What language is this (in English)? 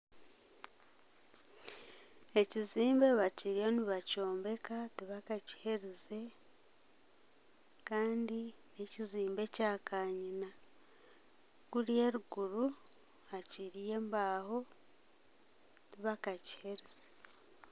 Nyankole